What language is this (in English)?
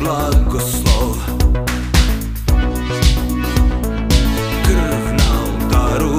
Polish